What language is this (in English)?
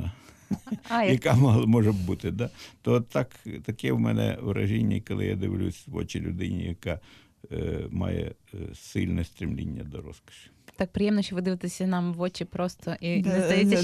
Ukrainian